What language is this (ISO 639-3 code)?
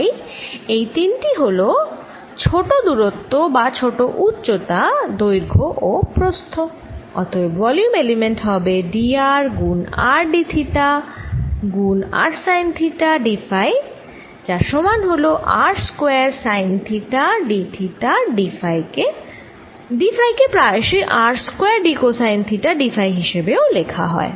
ben